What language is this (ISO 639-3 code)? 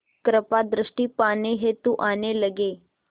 hin